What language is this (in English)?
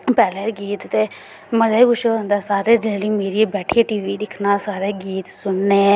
Dogri